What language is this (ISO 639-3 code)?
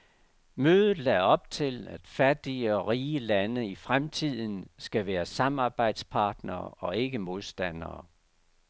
dan